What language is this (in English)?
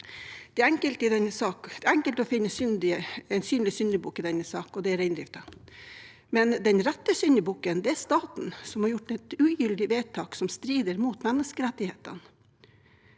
Norwegian